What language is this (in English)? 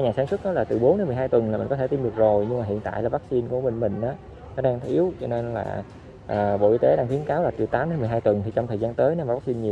Vietnamese